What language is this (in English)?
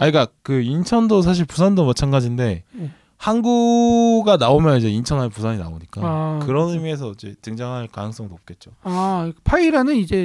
Korean